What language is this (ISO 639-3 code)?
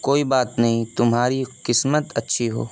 urd